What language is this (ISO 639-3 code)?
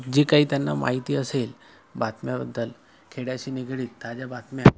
mar